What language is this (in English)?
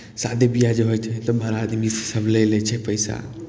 Maithili